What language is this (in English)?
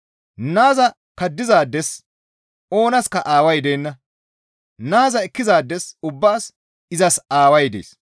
Gamo